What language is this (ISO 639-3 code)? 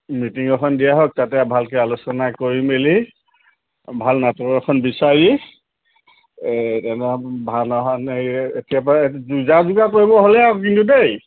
asm